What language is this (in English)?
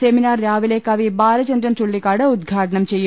Malayalam